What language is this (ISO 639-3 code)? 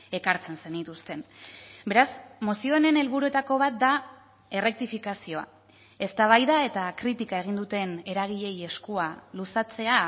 eus